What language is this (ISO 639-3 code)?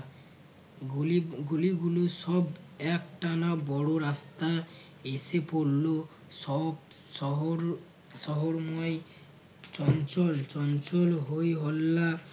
ben